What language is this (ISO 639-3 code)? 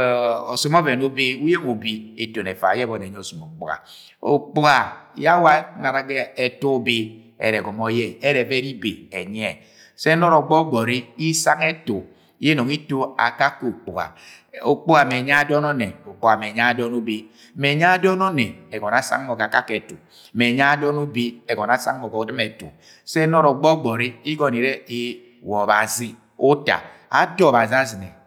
yay